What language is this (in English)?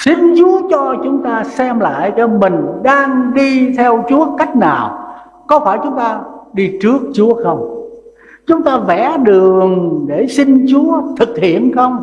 Vietnamese